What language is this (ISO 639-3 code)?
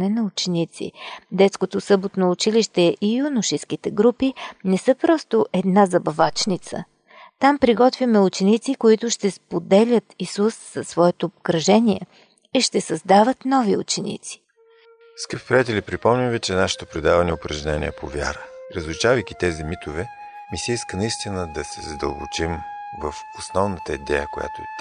bul